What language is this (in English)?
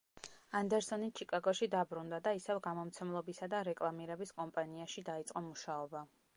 Georgian